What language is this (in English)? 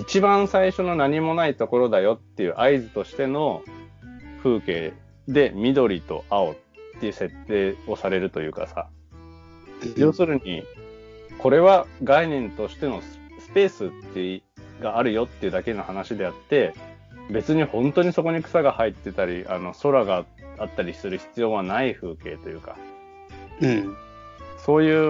Japanese